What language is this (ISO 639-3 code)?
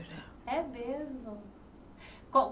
por